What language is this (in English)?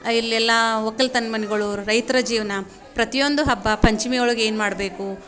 Kannada